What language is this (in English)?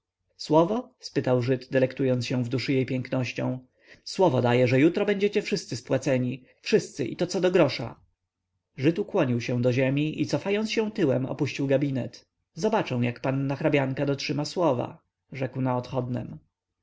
Polish